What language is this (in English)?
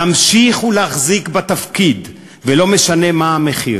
Hebrew